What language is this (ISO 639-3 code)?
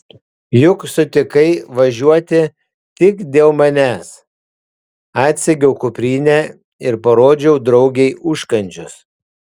lit